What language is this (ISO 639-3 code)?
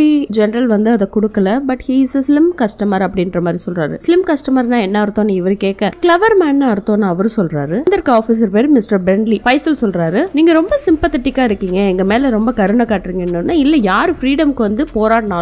eng